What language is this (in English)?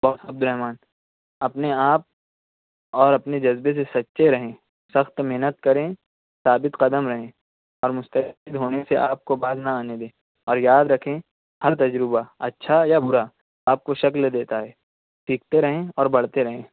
Urdu